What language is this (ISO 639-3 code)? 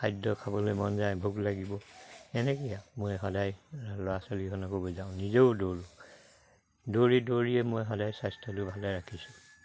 asm